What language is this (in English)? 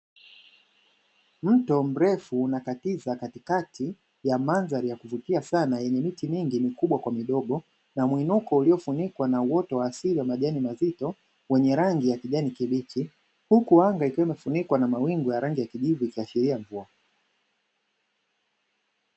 Swahili